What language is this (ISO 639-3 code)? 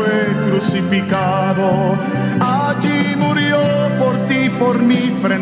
spa